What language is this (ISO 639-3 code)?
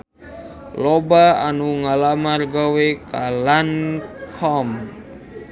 sun